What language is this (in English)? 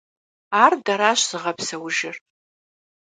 Kabardian